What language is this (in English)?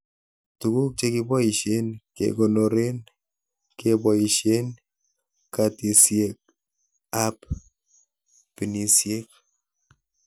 Kalenjin